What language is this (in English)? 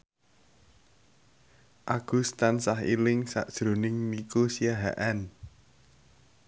Javanese